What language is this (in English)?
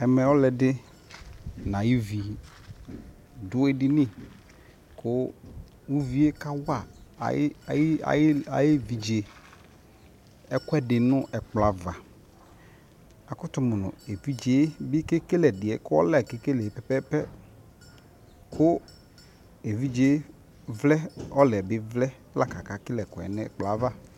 Ikposo